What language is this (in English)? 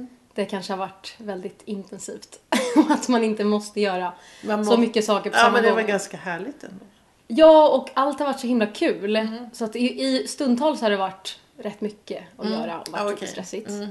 Swedish